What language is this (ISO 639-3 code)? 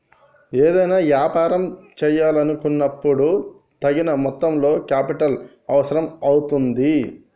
tel